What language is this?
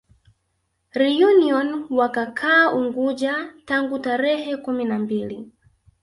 Swahili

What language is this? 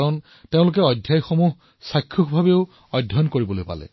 Assamese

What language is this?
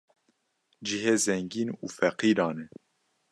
Kurdish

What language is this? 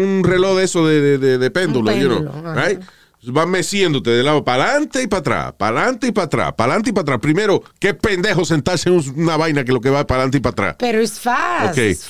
Spanish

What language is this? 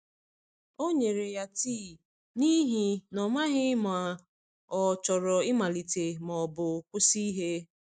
Igbo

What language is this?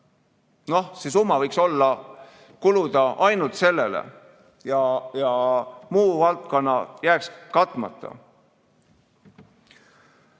Estonian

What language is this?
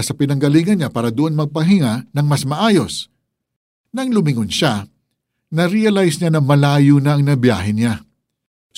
Filipino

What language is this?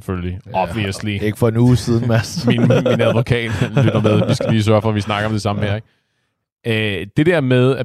Danish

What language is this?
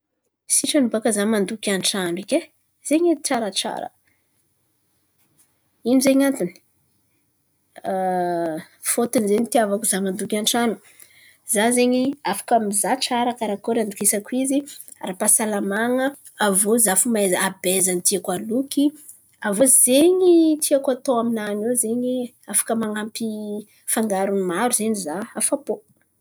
Antankarana Malagasy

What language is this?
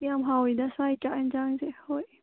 Manipuri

